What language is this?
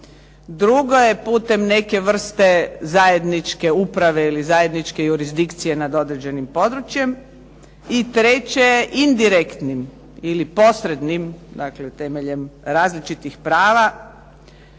Croatian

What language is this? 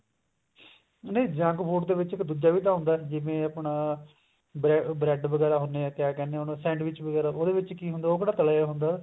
Punjabi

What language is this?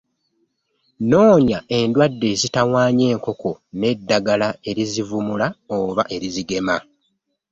Ganda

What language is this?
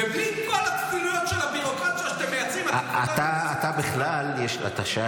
Hebrew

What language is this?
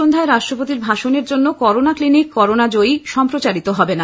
Bangla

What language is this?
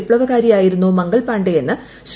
Malayalam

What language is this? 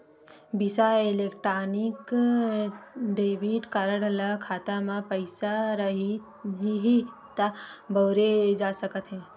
Chhattisgarhi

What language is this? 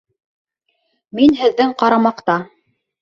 Bashkir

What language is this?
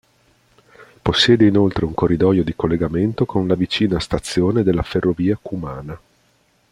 Italian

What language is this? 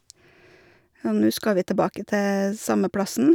Norwegian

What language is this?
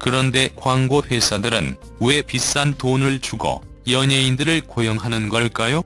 Korean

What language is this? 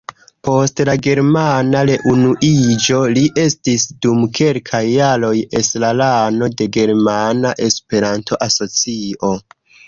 Esperanto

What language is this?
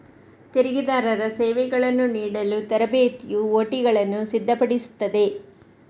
Kannada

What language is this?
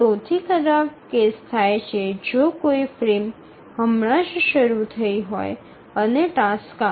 Gujarati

